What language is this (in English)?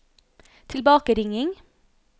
Norwegian